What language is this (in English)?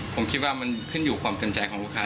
Thai